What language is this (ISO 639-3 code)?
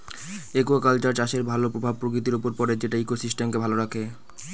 ben